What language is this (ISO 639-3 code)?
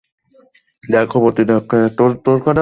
ben